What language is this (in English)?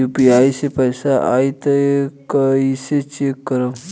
Bhojpuri